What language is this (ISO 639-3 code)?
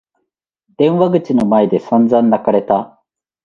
jpn